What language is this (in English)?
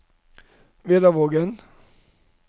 Norwegian